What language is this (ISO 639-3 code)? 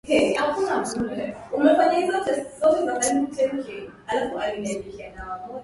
swa